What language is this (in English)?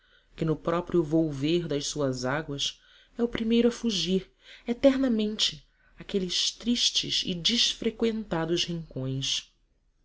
Portuguese